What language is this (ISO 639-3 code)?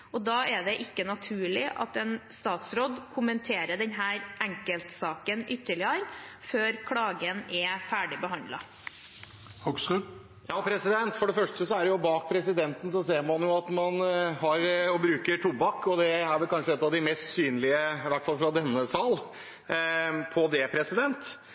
nob